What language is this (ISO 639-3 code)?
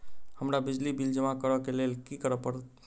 mai